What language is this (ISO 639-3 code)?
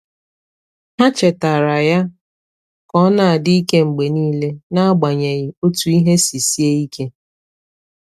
ibo